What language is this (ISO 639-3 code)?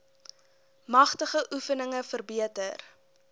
afr